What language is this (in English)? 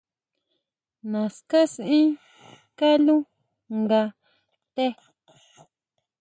Huautla Mazatec